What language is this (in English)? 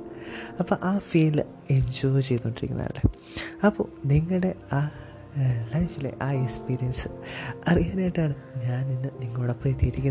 Malayalam